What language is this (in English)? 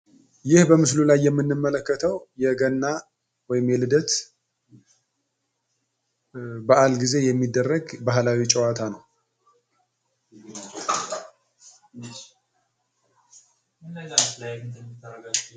Amharic